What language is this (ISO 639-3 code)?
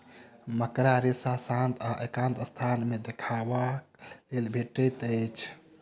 mai